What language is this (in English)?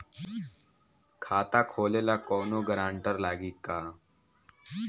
Bhojpuri